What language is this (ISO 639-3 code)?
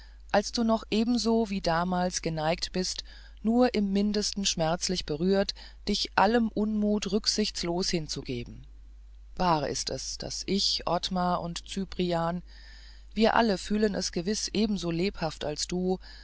deu